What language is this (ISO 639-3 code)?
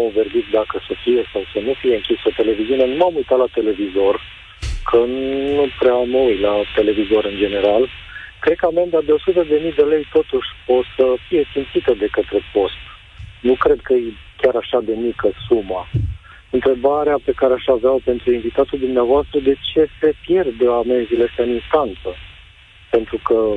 ron